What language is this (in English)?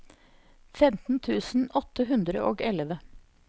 Norwegian